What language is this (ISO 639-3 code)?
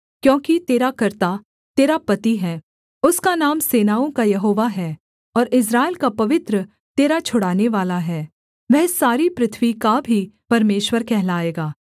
hin